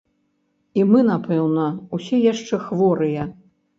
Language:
Belarusian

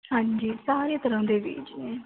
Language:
Punjabi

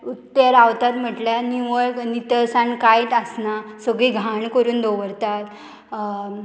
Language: Konkani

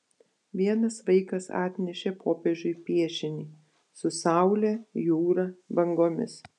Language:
Lithuanian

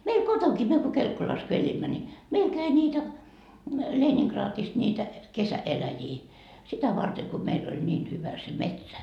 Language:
Finnish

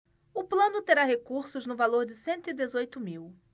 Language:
Portuguese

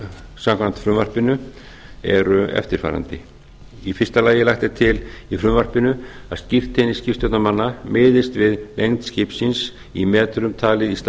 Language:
Icelandic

